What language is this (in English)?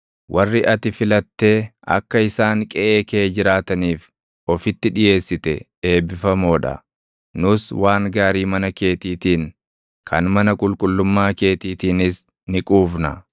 Oromo